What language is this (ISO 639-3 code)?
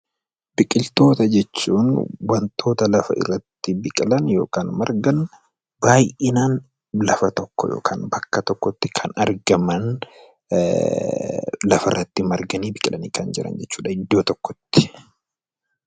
orm